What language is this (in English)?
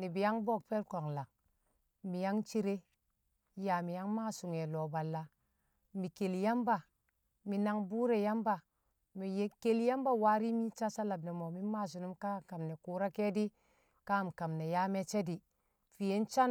Kamo